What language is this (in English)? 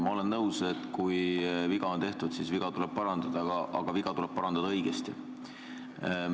Estonian